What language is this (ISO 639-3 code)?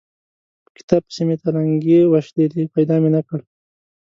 pus